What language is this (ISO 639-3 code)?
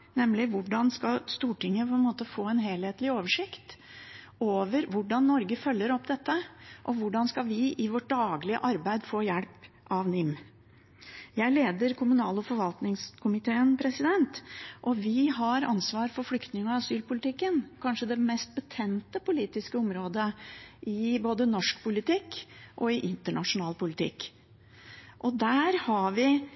nob